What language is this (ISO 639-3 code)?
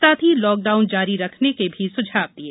hin